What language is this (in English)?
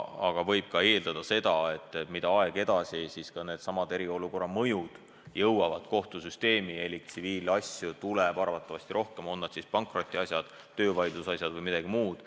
Estonian